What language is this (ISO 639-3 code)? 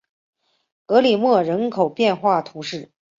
zho